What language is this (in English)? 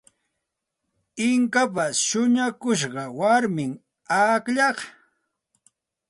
Santa Ana de Tusi Pasco Quechua